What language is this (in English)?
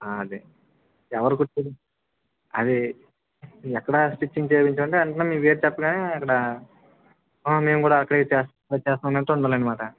Telugu